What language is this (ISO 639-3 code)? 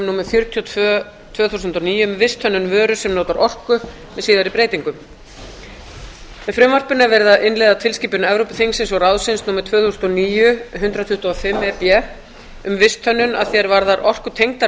isl